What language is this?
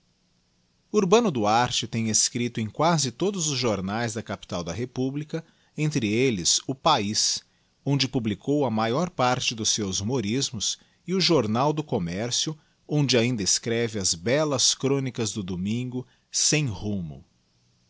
Portuguese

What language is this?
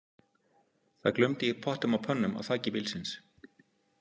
Icelandic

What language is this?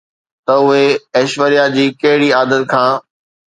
Sindhi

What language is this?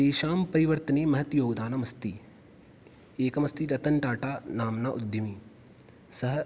Sanskrit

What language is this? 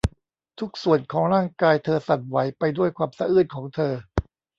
Thai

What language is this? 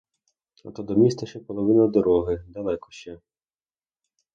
Ukrainian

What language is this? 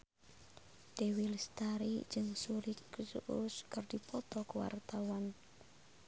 Sundanese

